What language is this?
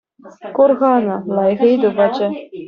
Chuvash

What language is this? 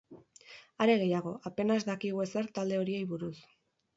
Basque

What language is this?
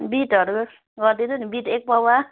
Nepali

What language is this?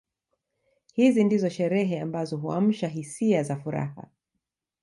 Swahili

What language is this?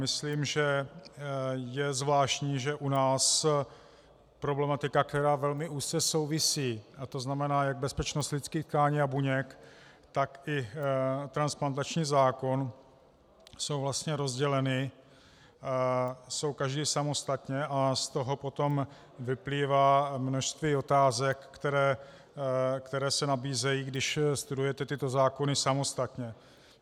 Czech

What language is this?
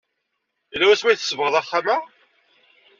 Kabyle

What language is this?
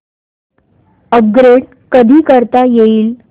Marathi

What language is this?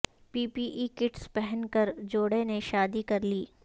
Urdu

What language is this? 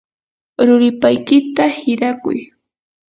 Yanahuanca Pasco Quechua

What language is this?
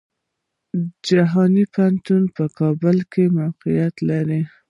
Pashto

